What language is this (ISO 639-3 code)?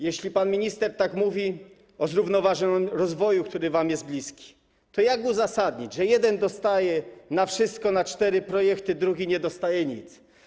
pol